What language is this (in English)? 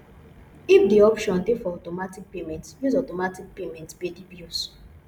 Nigerian Pidgin